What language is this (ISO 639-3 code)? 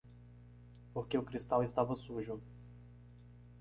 por